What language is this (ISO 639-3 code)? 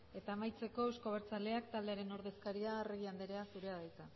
eus